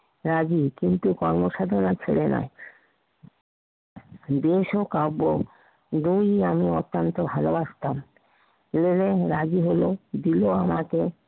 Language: Bangla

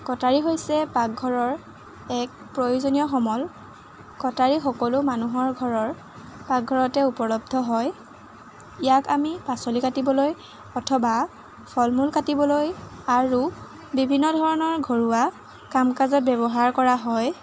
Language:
Assamese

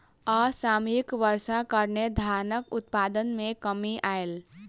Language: Maithili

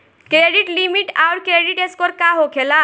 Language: Bhojpuri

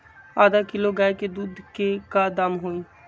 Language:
Magahi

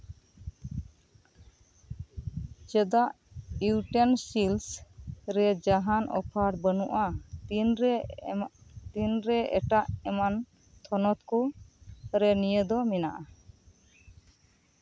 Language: Santali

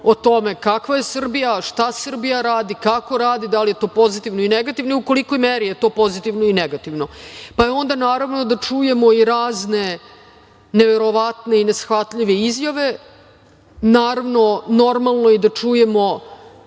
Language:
Serbian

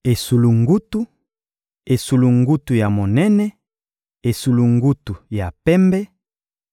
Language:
Lingala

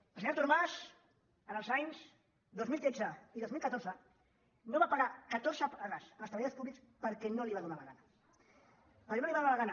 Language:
Catalan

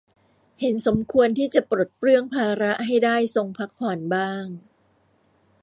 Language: Thai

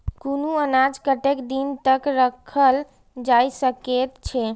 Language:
Maithili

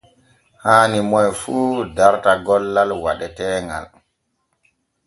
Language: Borgu Fulfulde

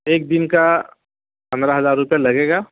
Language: Urdu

